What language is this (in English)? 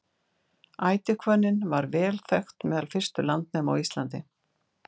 Icelandic